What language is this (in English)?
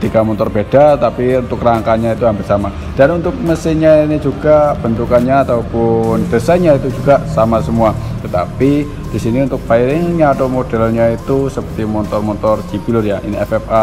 Indonesian